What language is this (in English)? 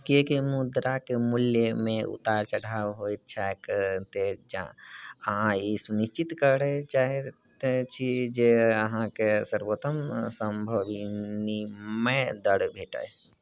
Maithili